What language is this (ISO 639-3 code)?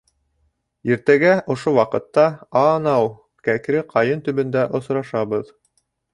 bak